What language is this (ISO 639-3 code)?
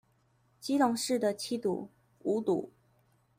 zho